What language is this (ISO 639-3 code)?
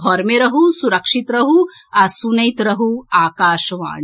mai